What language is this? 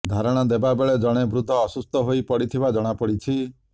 Odia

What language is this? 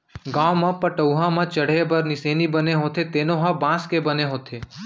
Chhattisgarhi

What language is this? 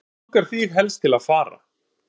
Icelandic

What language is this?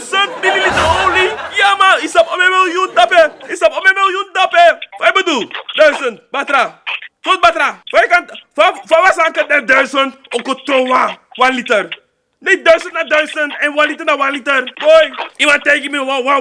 Dutch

